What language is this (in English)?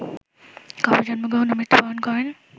Bangla